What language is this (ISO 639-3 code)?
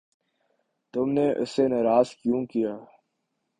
urd